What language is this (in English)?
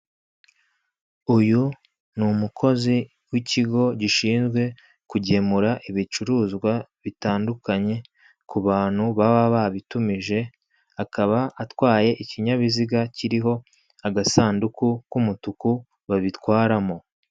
Kinyarwanda